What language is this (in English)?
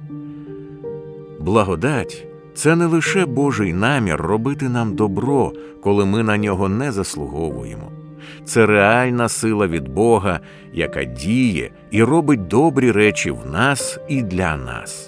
Ukrainian